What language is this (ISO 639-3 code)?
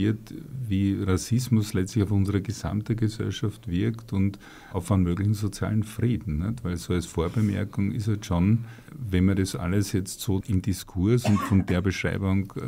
deu